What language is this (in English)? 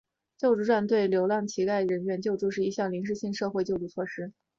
Chinese